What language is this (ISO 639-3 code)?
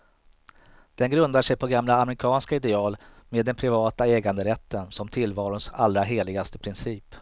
swe